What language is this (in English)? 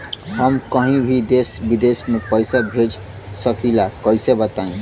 Bhojpuri